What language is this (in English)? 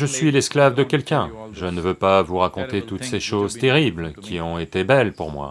French